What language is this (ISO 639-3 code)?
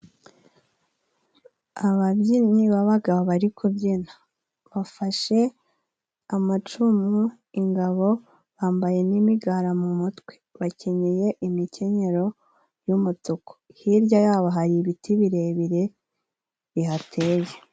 kin